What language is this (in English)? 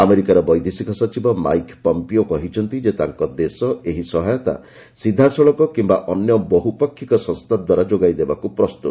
Odia